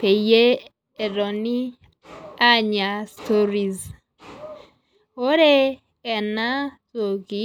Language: Masai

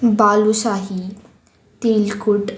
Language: Konkani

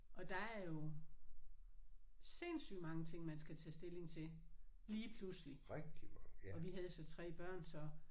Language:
Danish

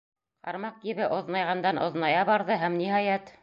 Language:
Bashkir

